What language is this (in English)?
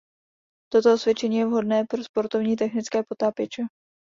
Czech